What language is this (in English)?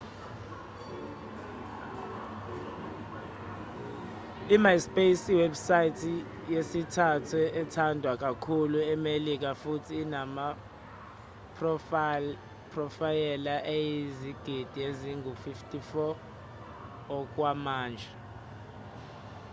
Zulu